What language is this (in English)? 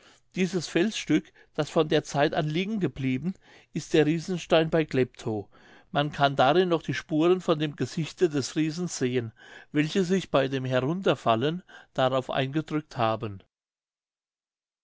German